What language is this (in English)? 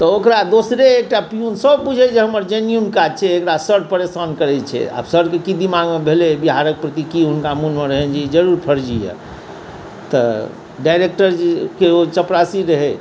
Maithili